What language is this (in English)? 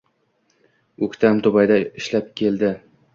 Uzbek